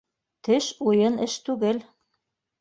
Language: Bashkir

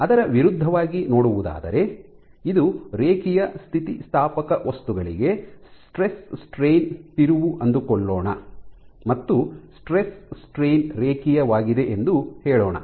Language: Kannada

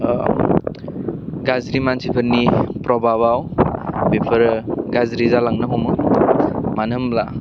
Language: Bodo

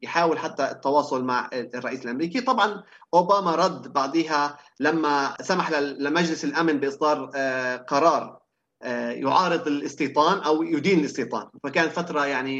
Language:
Arabic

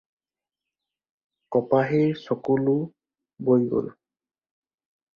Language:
Assamese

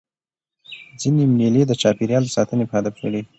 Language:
Pashto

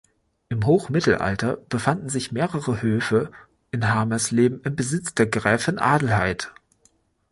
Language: German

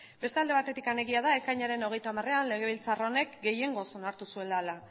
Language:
Basque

